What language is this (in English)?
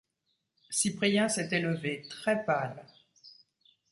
French